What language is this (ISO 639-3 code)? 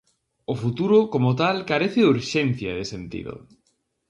glg